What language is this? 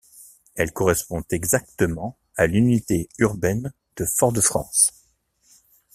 French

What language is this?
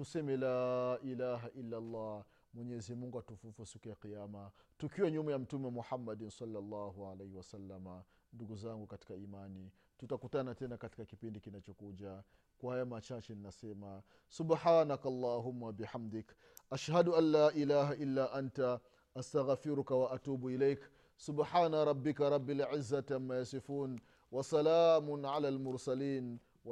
Swahili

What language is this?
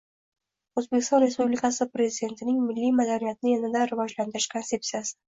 Uzbek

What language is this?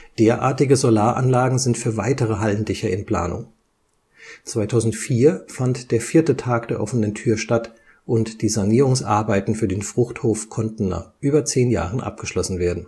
German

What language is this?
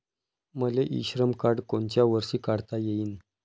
Marathi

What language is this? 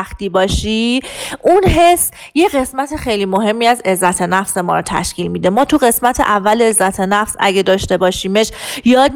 Persian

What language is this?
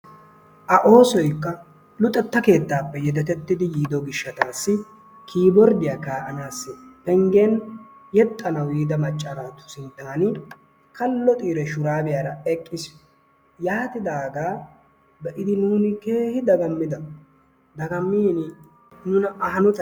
Wolaytta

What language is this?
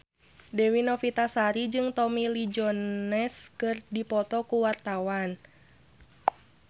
Sundanese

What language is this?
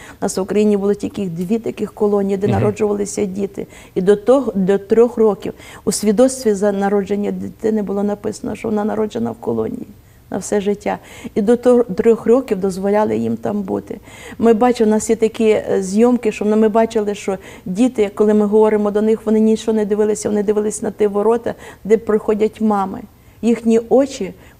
Ukrainian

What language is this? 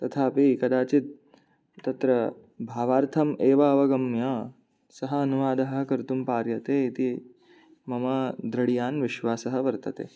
Sanskrit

